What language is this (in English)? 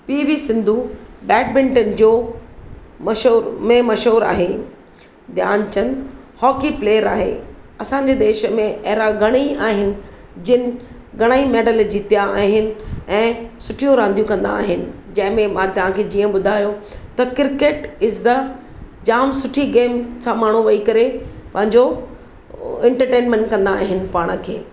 Sindhi